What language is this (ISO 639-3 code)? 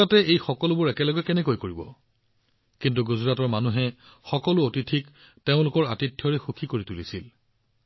asm